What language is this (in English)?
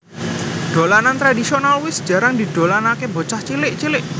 Javanese